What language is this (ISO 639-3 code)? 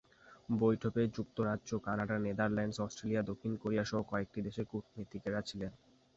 ben